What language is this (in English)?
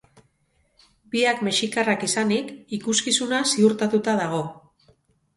Basque